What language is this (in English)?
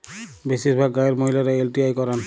Bangla